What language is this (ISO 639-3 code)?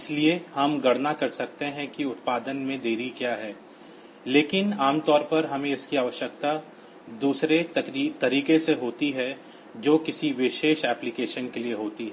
hin